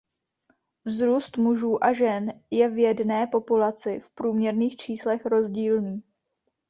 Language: Czech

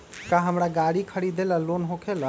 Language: Magahi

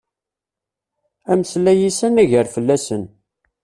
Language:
Kabyle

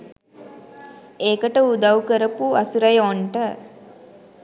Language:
Sinhala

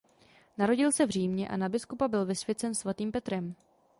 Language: Czech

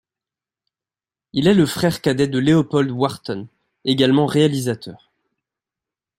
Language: French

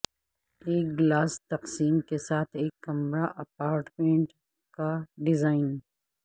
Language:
Urdu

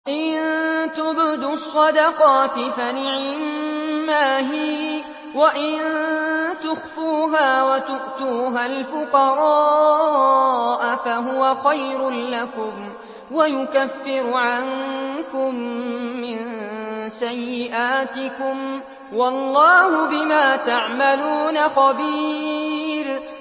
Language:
Arabic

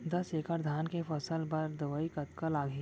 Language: Chhattisgarhi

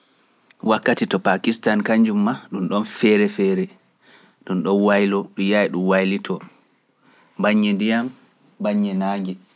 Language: Pular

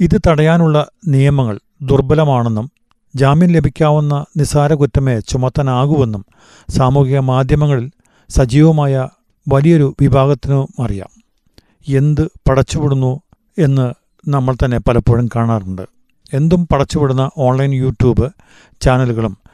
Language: Malayalam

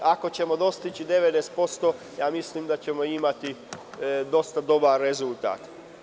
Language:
Serbian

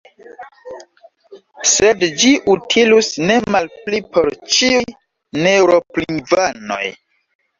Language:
Esperanto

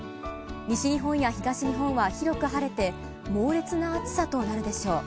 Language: Japanese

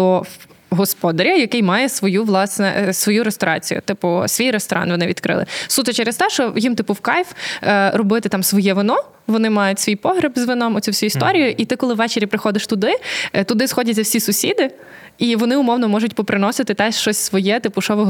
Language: Ukrainian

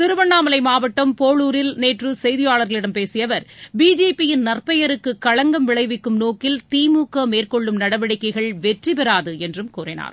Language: Tamil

